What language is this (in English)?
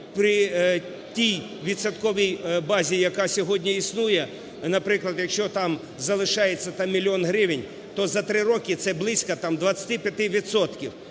Ukrainian